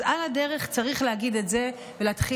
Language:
Hebrew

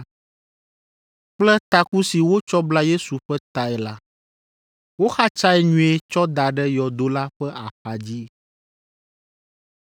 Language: Ewe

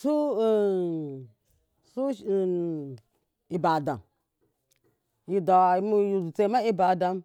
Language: Miya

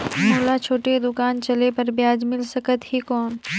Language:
Chhattisgarhi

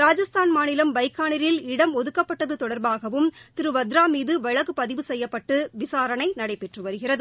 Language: Tamil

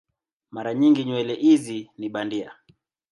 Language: Swahili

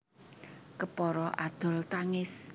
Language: Javanese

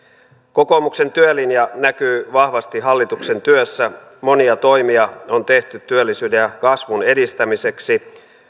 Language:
Finnish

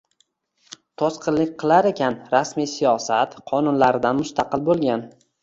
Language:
Uzbek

